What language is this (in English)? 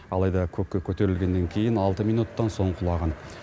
Kazakh